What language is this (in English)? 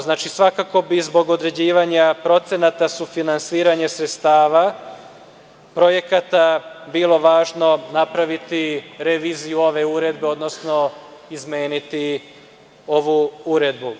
Serbian